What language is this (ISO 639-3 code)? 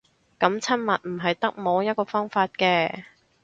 yue